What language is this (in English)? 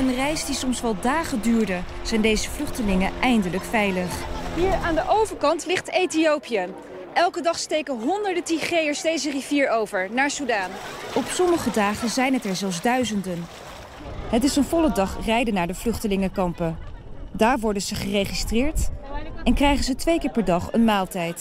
Dutch